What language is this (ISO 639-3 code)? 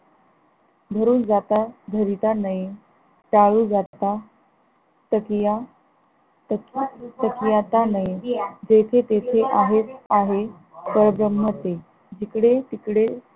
mar